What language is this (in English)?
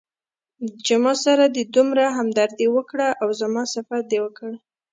Pashto